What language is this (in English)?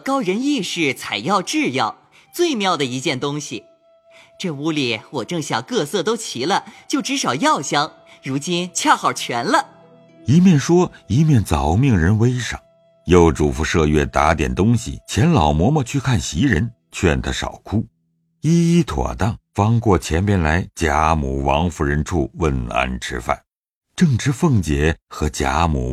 Chinese